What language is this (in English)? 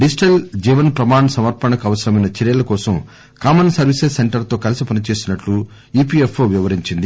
Telugu